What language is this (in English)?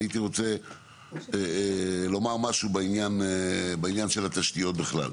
Hebrew